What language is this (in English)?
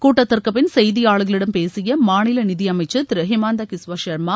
Tamil